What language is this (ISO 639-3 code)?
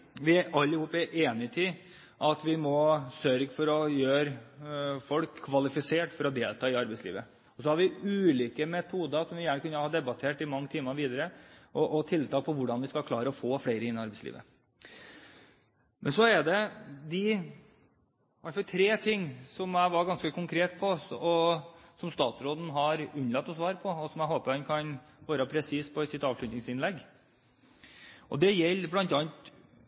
nob